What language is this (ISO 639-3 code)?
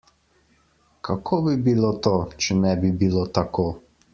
slv